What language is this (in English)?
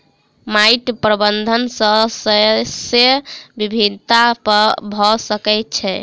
Maithili